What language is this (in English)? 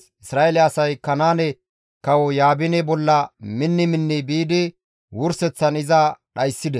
Gamo